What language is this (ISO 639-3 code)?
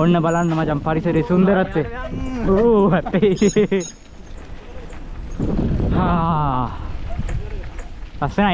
ind